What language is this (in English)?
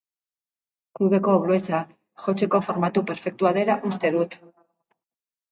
Basque